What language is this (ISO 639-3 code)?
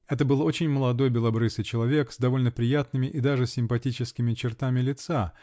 rus